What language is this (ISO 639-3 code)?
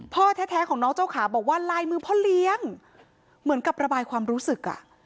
tha